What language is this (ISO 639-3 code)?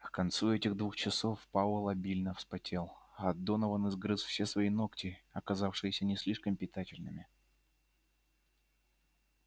rus